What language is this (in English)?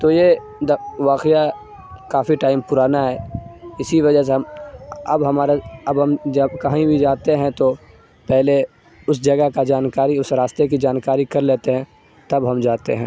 Urdu